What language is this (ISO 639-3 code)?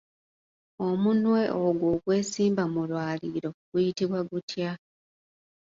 lug